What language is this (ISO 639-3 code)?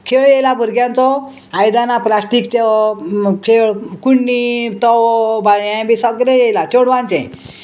kok